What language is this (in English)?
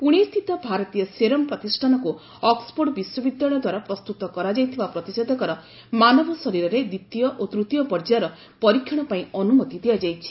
Odia